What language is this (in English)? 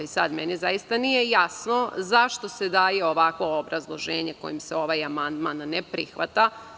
Serbian